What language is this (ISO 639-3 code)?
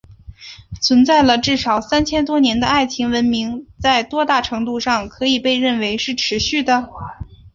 zho